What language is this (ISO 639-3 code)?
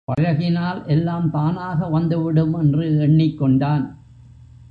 tam